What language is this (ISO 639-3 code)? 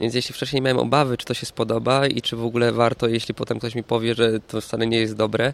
pol